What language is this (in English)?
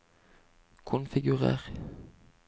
Norwegian